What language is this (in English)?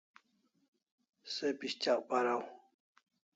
Kalasha